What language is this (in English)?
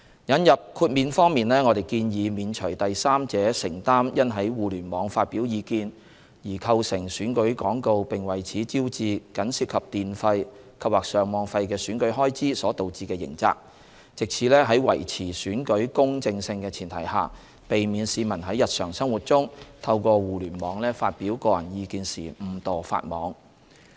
Cantonese